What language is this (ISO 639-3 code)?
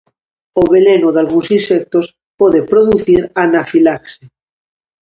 glg